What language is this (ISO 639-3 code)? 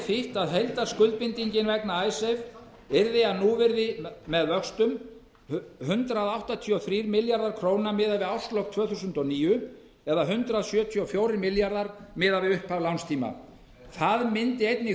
isl